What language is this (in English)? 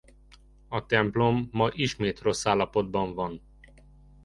Hungarian